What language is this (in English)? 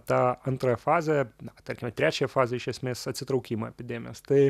Lithuanian